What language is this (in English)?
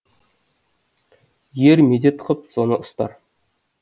Kazakh